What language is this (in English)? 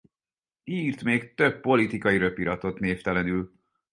Hungarian